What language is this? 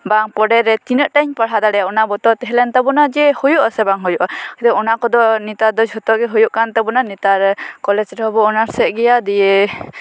Santali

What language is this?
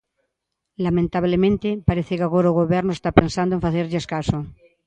Galician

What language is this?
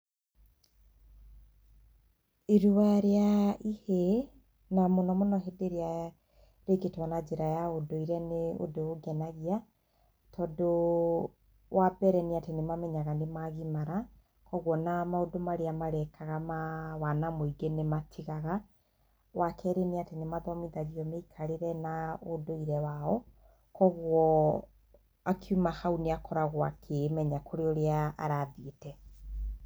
Kikuyu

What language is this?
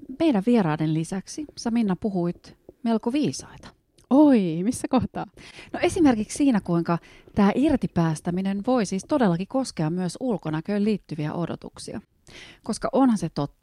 Finnish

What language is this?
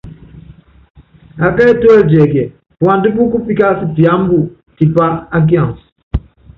Yangben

